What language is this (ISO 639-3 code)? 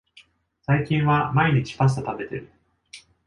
jpn